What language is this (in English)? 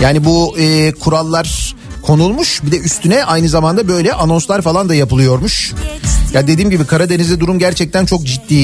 Turkish